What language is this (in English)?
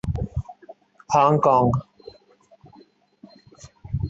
Urdu